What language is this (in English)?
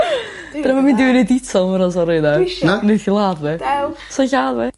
Welsh